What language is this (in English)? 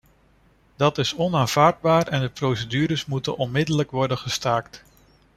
Dutch